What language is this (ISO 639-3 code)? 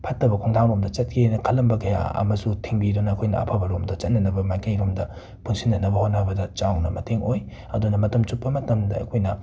mni